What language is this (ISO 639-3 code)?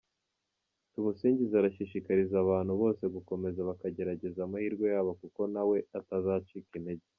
kin